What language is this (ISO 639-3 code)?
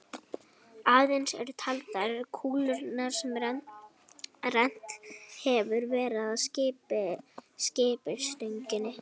isl